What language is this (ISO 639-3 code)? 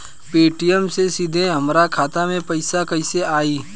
bho